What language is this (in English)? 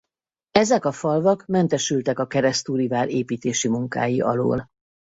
Hungarian